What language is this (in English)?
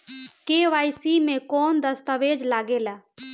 Bhojpuri